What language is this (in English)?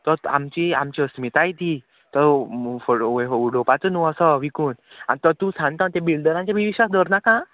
Konkani